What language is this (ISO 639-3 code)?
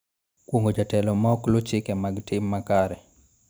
luo